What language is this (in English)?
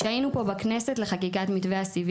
Hebrew